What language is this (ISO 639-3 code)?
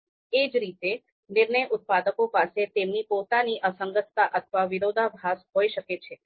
guj